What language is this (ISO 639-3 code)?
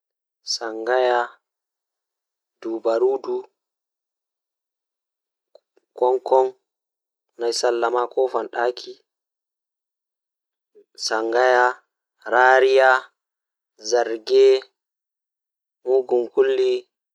ful